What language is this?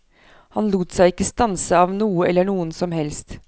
Norwegian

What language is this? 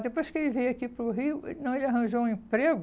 Portuguese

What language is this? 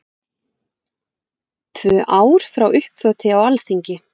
Icelandic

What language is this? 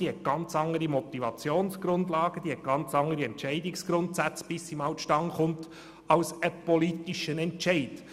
Swiss German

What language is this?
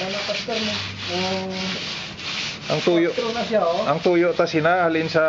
Filipino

